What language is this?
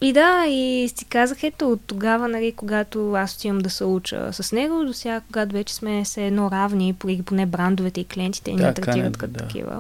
Bulgarian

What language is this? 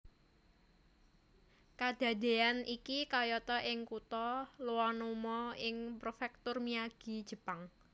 Javanese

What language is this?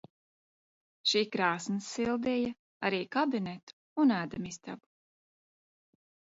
Latvian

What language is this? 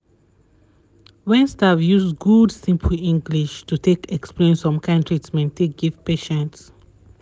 Nigerian Pidgin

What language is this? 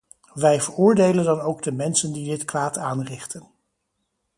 Dutch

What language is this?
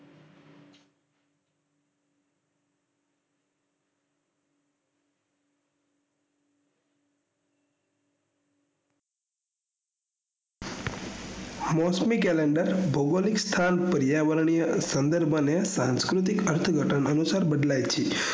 Gujarati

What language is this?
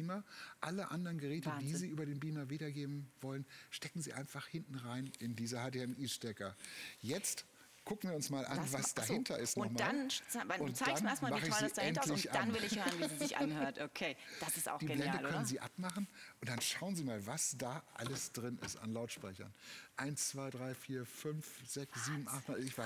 German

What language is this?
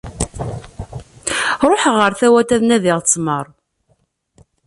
Kabyle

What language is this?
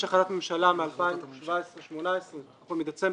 Hebrew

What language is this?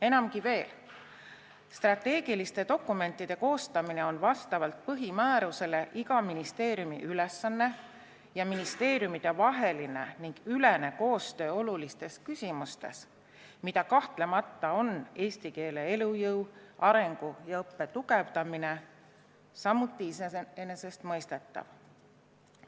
Estonian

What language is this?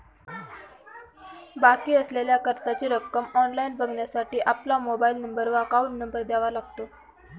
Marathi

